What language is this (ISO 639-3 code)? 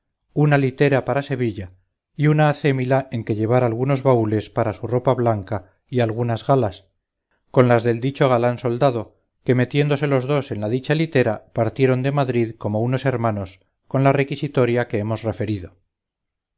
spa